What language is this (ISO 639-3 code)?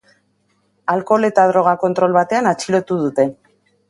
eus